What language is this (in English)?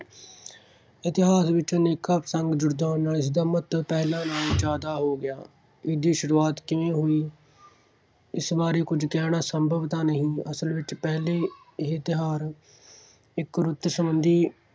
Punjabi